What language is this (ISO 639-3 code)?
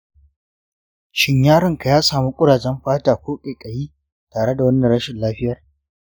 hau